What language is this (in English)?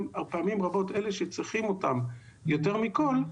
Hebrew